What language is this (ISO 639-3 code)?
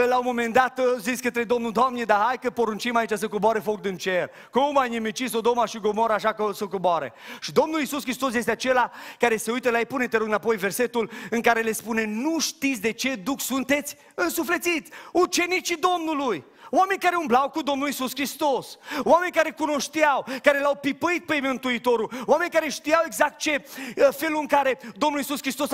ron